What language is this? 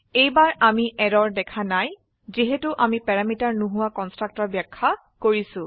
Assamese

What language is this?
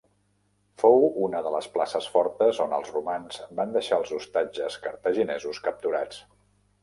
Catalan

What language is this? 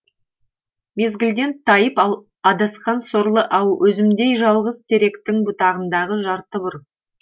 Kazakh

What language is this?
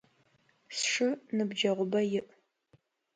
Adyghe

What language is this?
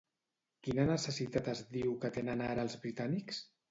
Catalan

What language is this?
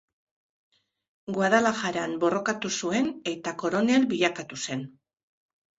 Basque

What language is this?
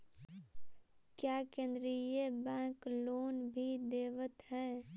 Magahi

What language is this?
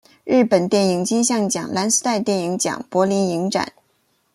Chinese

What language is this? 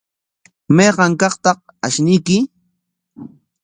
Corongo Ancash Quechua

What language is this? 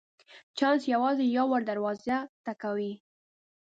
Pashto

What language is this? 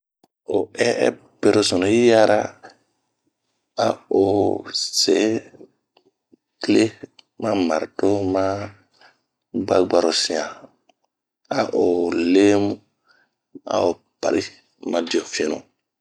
Bomu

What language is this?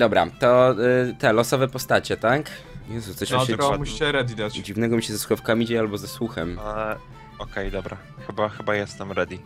Polish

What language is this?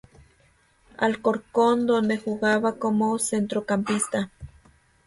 Spanish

